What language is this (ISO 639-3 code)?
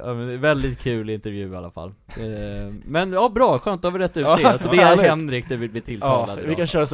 swe